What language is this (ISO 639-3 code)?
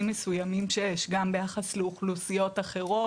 heb